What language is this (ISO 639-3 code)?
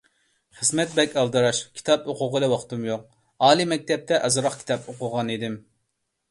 uig